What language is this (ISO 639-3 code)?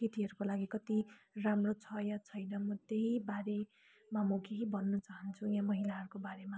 nep